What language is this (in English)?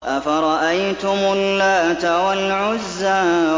Arabic